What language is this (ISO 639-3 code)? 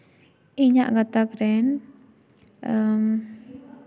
sat